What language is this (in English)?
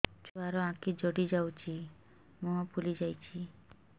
Odia